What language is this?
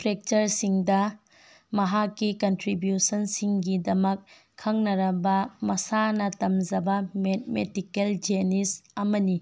Manipuri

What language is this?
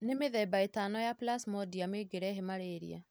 Kikuyu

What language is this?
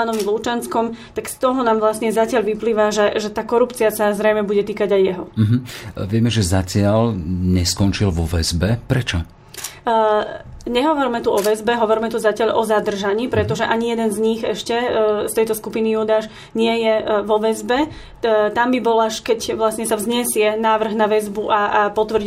Slovak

